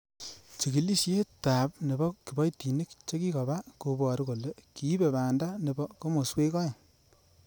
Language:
Kalenjin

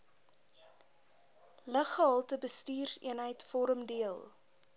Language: Afrikaans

